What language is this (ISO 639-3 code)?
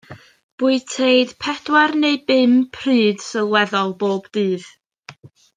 cym